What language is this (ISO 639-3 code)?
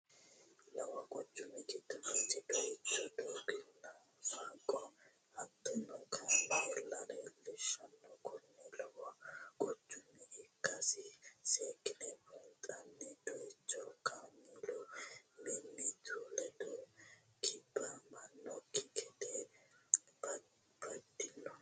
sid